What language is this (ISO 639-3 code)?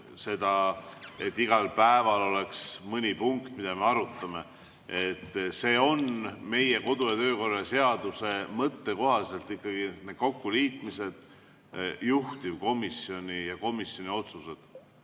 est